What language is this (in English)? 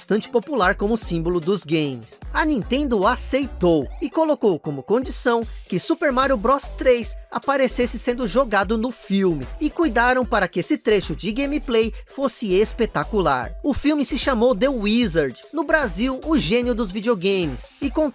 Portuguese